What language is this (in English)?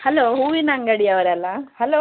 Kannada